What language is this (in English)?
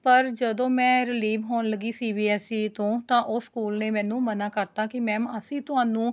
Punjabi